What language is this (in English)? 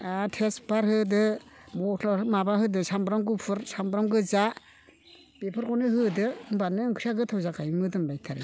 Bodo